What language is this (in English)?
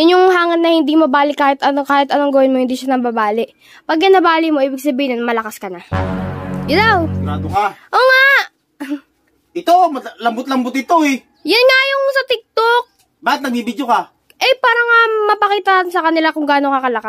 Filipino